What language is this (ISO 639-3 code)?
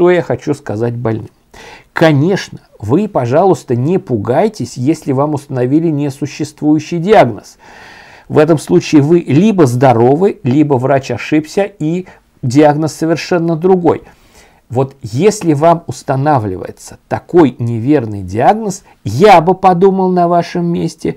rus